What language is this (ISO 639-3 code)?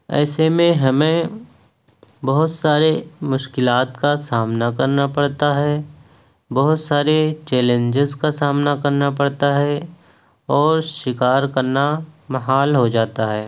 urd